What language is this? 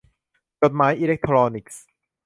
Thai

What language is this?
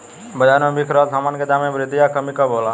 Bhojpuri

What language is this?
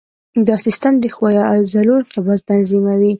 Pashto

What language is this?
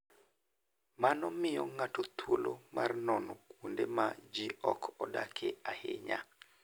Luo (Kenya and Tanzania)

